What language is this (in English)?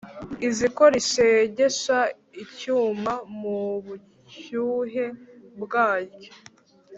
Kinyarwanda